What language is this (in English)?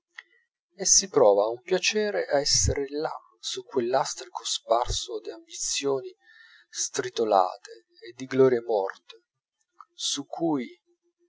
Italian